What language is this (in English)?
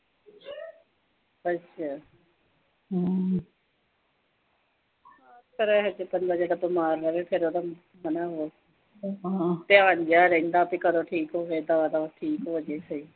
Punjabi